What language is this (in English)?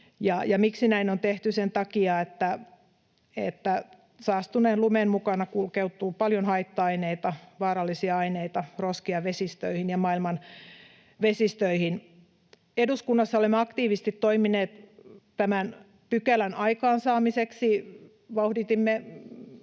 Finnish